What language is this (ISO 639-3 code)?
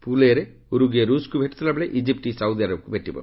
ori